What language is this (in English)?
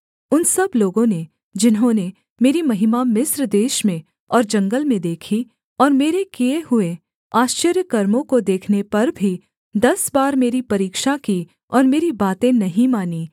Hindi